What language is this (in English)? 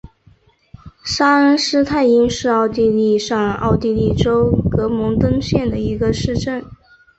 Chinese